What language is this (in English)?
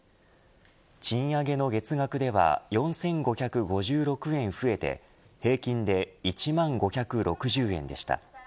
Japanese